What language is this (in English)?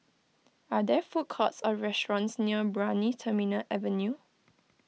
English